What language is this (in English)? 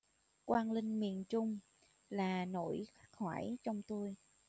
Vietnamese